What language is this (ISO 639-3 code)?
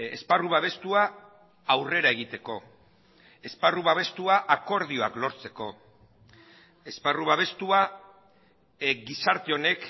eus